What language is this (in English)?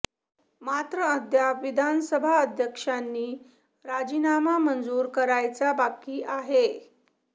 Marathi